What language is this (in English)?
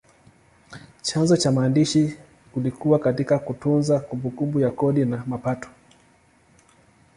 Swahili